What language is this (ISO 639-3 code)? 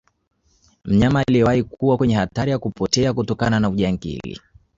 swa